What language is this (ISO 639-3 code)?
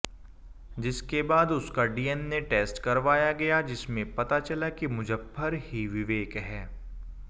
hin